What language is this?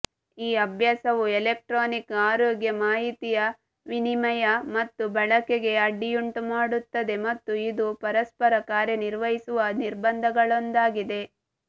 Kannada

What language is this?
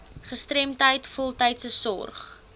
Afrikaans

